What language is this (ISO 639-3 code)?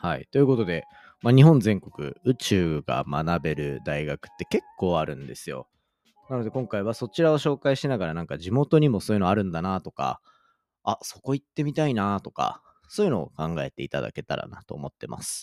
jpn